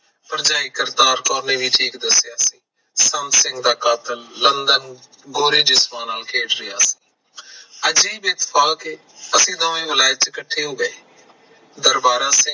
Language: Punjabi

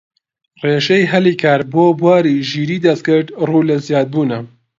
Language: Central Kurdish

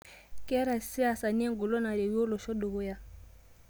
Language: Masai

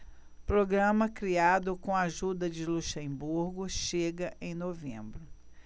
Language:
Portuguese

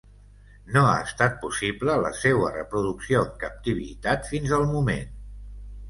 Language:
Catalan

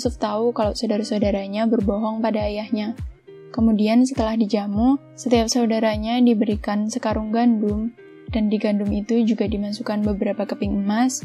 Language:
Indonesian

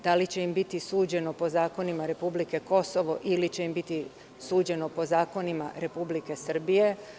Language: Serbian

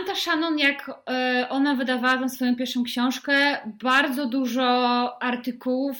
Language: Polish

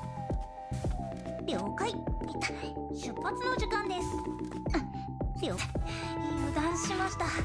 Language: Japanese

